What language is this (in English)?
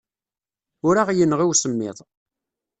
Kabyle